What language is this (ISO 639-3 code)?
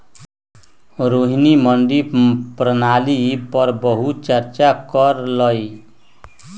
mag